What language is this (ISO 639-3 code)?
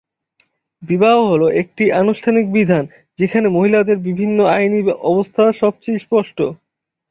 ben